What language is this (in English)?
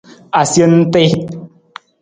Nawdm